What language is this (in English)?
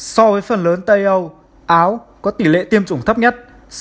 Vietnamese